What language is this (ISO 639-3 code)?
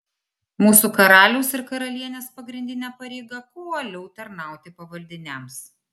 lit